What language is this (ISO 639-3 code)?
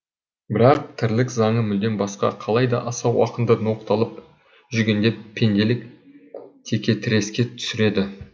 kaz